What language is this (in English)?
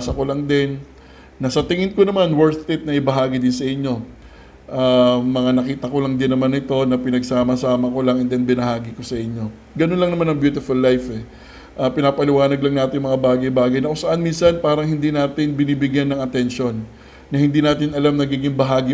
Filipino